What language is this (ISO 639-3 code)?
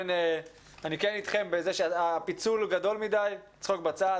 heb